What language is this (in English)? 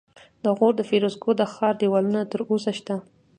Pashto